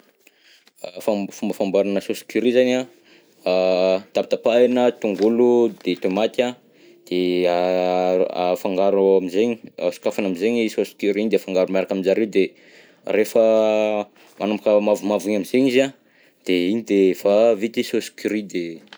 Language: Southern Betsimisaraka Malagasy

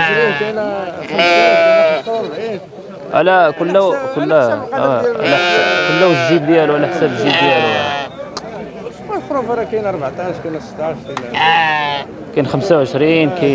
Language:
Arabic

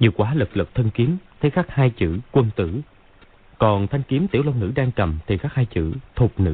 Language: Vietnamese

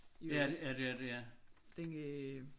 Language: Danish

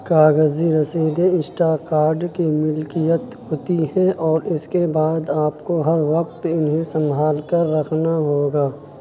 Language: Urdu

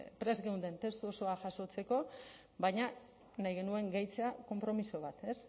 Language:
Basque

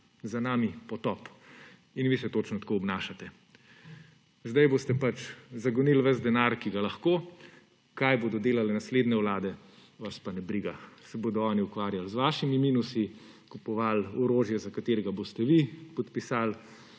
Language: Slovenian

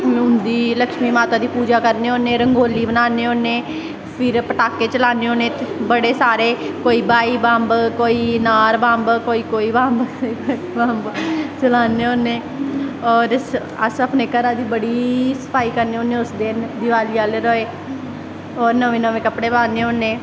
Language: Dogri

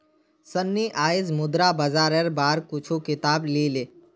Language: Magahi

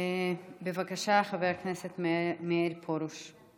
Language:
Hebrew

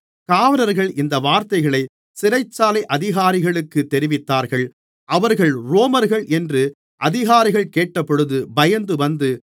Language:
Tamil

